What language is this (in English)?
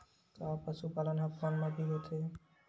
Chhattisgarhi